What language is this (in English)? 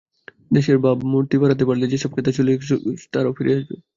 Bangla